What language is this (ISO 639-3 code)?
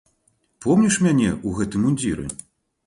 bel